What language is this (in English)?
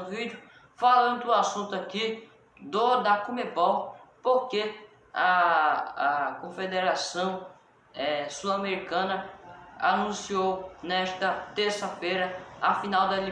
Portuguese